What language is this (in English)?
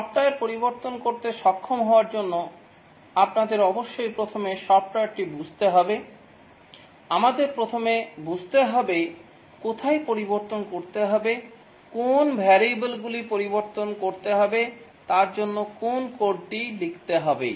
Bangla